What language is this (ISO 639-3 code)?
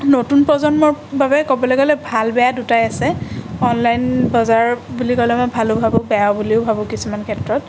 asm